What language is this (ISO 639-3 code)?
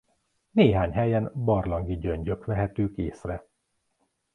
hun